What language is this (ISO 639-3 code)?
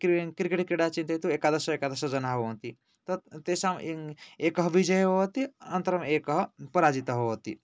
san